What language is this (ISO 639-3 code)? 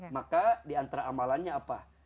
ind